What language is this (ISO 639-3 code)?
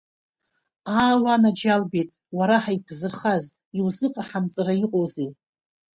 abk